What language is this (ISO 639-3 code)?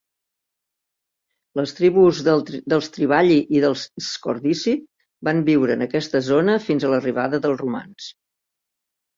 cat